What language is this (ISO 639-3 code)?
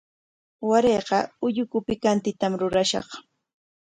qwa